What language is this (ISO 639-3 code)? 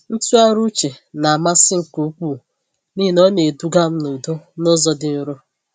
ibo